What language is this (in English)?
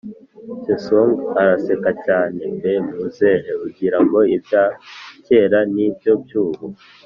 Kinyarwanda